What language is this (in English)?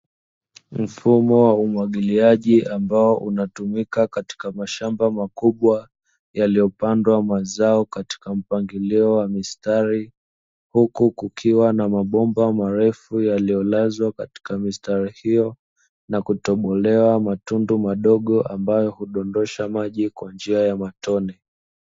Swahili